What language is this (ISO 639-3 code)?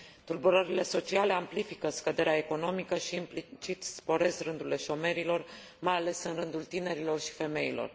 ron